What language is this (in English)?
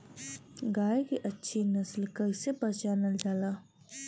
Bhojpuri